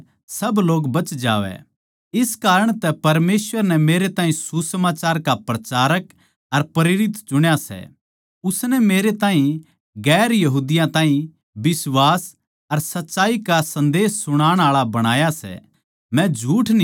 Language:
Haryanvi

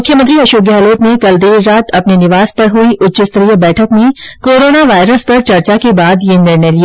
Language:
Hindi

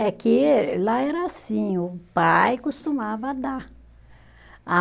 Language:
Portuguese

